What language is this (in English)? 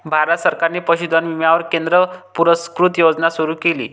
Marathi